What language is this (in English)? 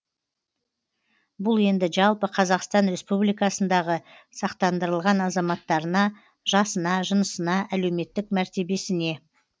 Kazakh